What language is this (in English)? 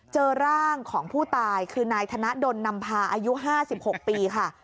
Thai